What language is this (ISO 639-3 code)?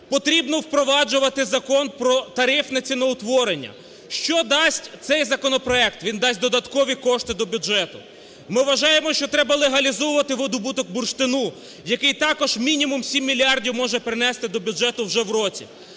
ukr